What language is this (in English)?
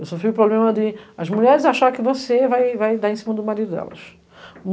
Portuguese